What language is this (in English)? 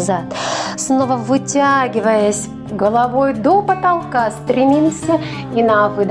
Russian